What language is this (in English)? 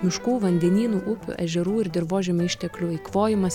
Lithuanian